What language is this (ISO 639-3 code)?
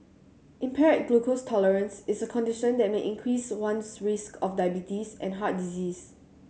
eng